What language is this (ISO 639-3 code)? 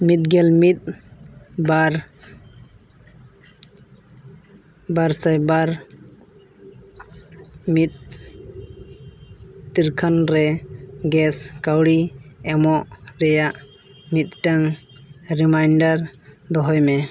sat